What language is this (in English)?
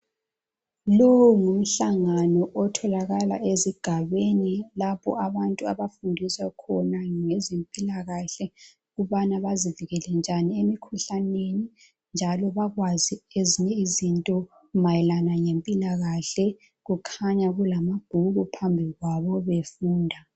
North Ndebele